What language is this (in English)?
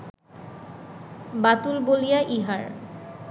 Bangla